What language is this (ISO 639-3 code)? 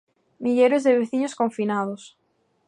glg